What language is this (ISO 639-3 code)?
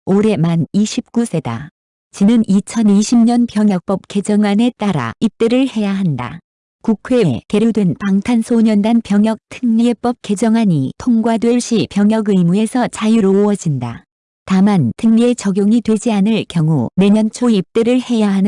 kor